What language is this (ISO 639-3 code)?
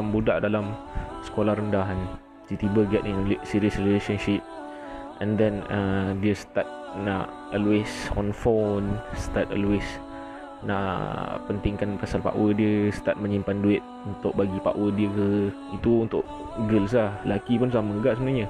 msa